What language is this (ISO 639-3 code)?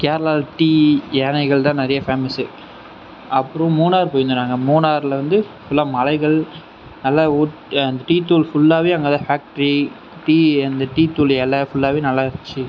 tam